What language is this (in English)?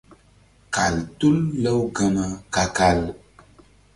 Mbum